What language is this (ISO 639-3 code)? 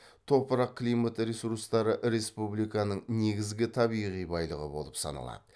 kaz